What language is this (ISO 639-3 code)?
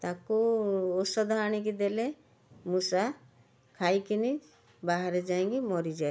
ori